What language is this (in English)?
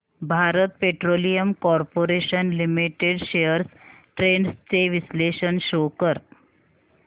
Marathi